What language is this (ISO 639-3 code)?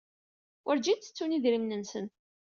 kab